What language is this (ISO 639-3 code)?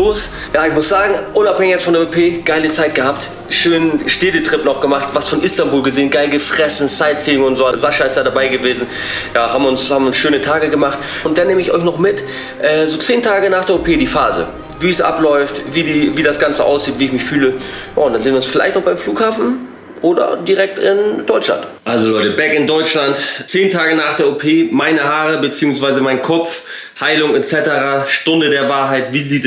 deu